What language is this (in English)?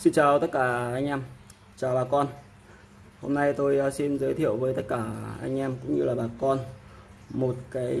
Vietnamese